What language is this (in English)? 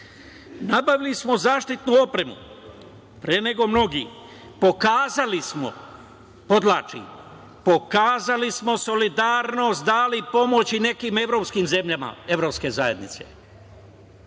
Serbian